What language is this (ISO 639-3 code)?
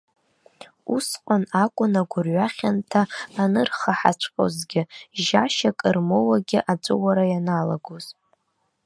abk